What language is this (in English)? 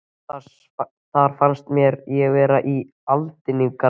Icelandic